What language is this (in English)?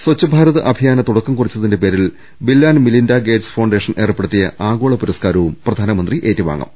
Malayalam